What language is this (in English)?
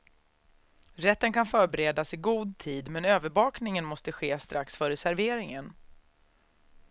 Swedish